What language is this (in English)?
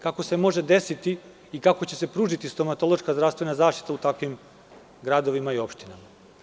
Serbian